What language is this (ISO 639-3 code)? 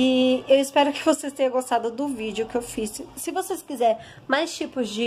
por